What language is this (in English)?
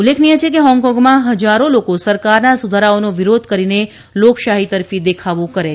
Gujarati